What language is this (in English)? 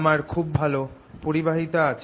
Bangla